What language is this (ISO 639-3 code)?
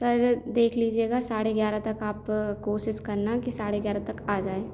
hin